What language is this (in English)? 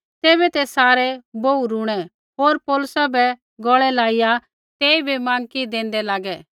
Kullu Pahari